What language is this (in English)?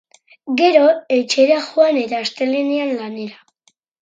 Basque